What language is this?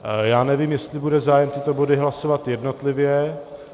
Czech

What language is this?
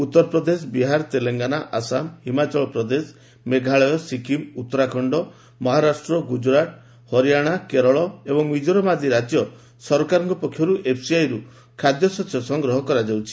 Odia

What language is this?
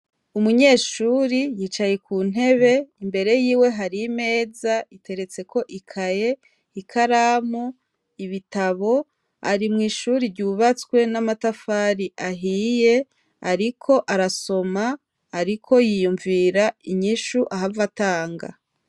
Rundi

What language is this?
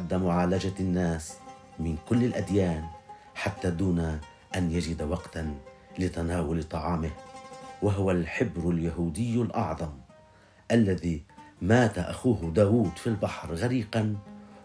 Arabic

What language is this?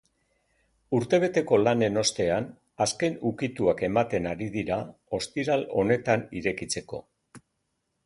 Basque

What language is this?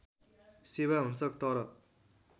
Nepali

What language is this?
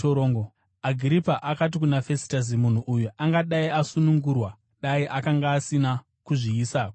Shona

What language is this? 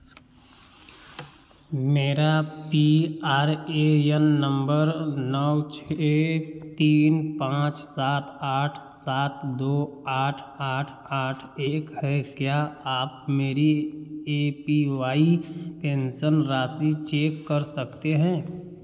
Hindi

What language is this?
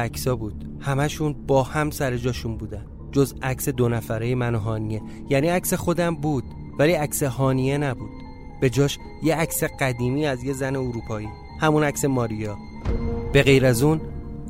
Persian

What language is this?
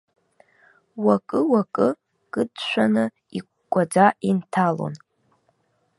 Abkhazian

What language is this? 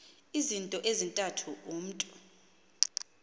Xhosa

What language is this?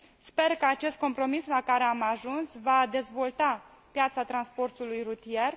Romanian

